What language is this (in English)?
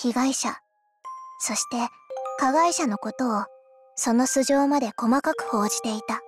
Japanese